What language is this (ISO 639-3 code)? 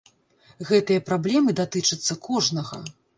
bel